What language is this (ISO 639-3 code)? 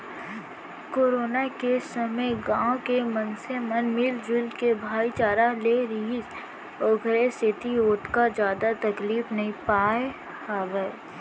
hne